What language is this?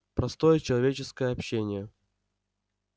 Russian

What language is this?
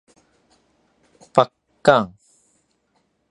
Min Nan Chinese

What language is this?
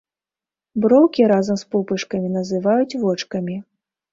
Belarusian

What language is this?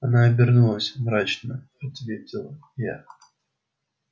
Russian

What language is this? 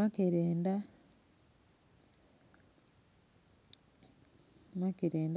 Soga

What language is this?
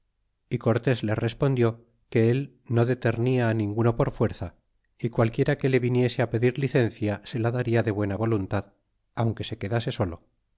Spanish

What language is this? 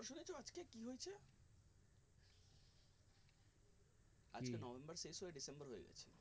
Bangla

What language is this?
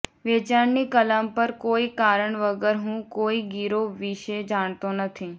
Gujarati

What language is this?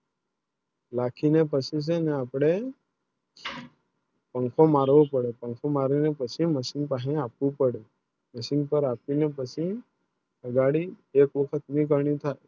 Gujarati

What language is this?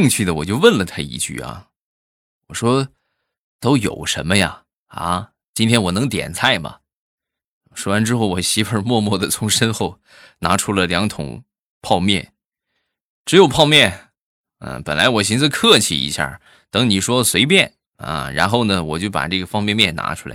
Chinese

